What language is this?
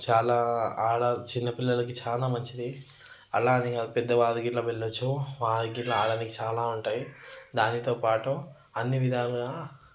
Telugu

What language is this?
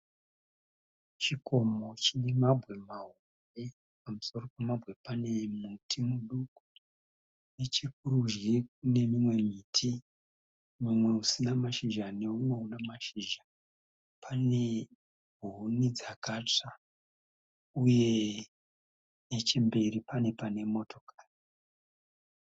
Shona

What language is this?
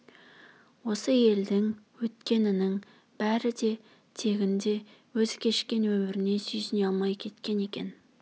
Kazakh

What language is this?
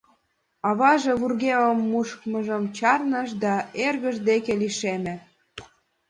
Mari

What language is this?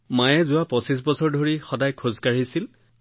Assamese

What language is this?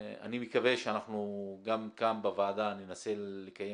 Hebrew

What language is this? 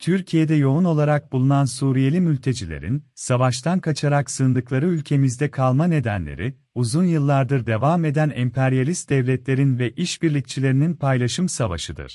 Turkish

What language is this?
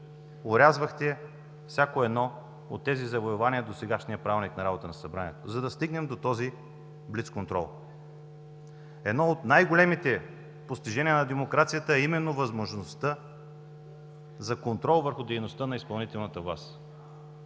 Bulgarian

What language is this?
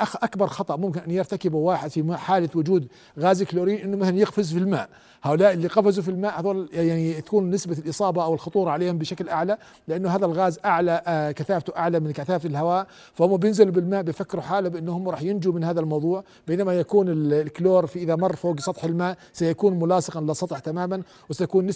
Arabic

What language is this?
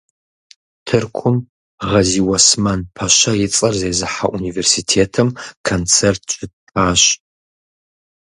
Kabardian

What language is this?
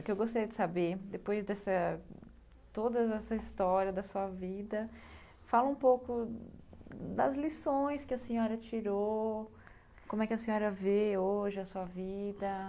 Portuguese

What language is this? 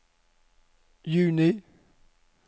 Norwegian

